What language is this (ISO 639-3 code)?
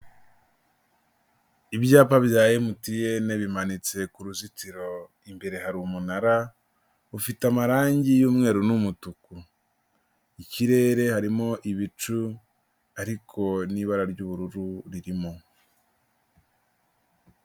kin